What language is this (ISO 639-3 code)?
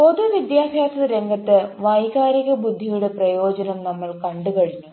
mal